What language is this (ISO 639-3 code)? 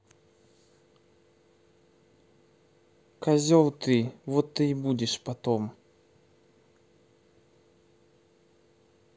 rus